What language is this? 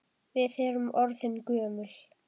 Icelandic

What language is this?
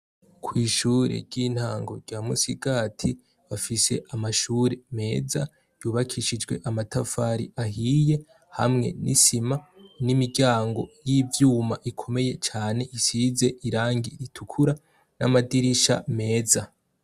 Rundi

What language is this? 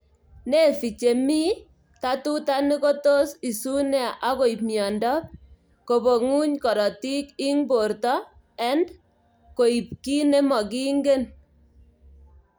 Kalenjin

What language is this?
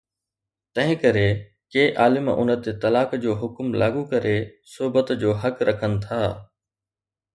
Sindhi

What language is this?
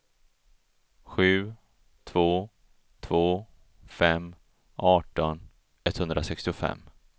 Swedish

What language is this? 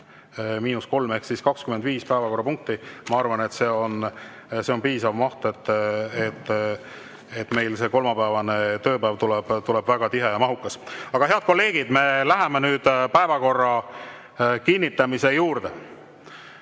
Estonian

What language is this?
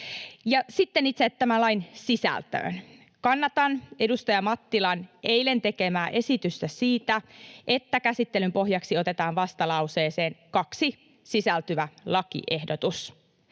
Finnish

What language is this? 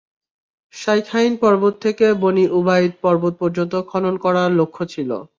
Bangla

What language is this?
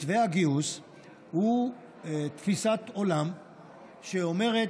Hebrew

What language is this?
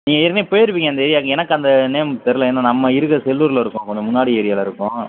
Tamil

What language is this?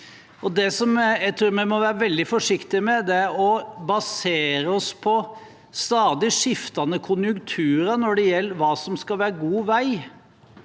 Norwegian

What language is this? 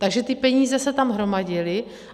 Czech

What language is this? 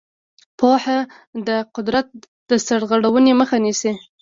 Pashto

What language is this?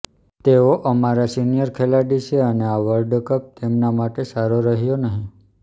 Gujarati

